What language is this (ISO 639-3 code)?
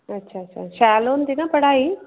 doi